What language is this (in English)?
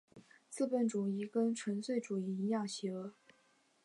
Chinese